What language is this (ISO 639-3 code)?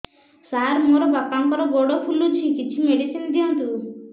ori